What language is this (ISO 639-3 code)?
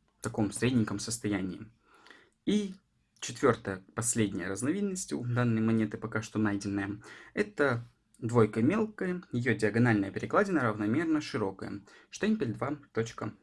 rus